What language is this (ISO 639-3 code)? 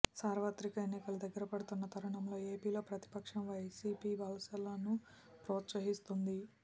tel